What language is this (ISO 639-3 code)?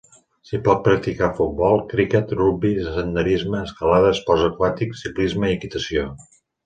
cat